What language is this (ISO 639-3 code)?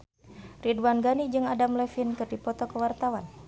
sun